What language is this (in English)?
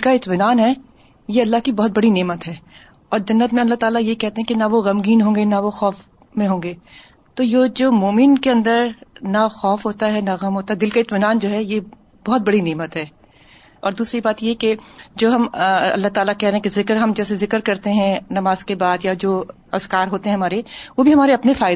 Urdu